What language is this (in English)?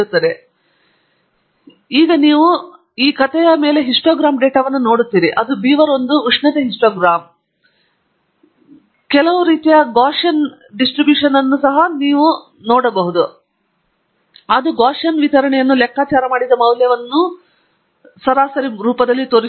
Kannada